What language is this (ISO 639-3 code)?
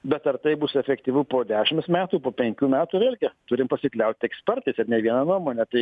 lit